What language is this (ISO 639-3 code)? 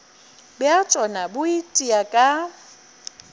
nso